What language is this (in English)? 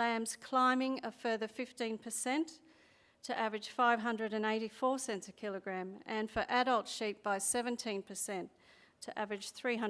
English